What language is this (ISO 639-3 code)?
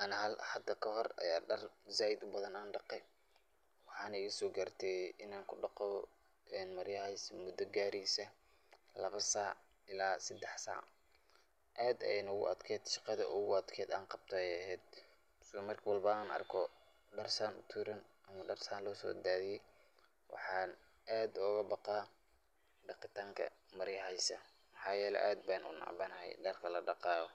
som